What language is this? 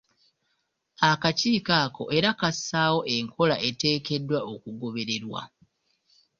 Ganda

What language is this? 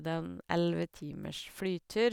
Norwegian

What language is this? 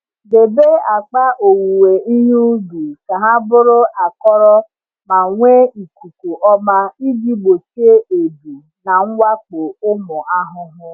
Igbo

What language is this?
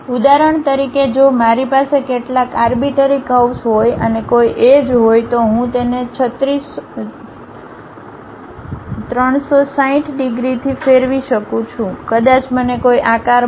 Gujarati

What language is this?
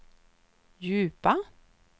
Swedish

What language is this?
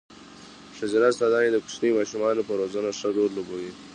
Pashto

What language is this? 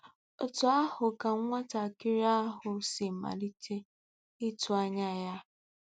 Igbo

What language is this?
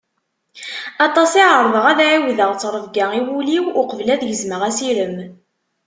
Kabyle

